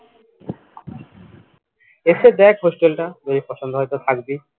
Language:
Bangla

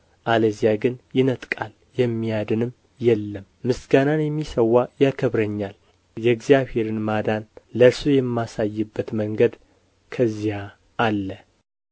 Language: Amharic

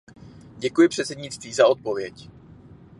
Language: Czech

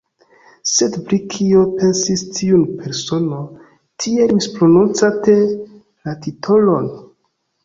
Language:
Esperanto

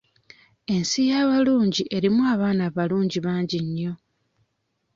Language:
Ganda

